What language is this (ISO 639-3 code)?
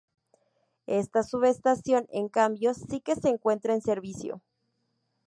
spa